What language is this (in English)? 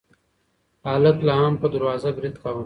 Pashto